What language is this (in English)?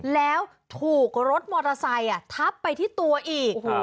Thai